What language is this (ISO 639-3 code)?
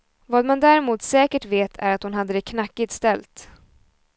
swe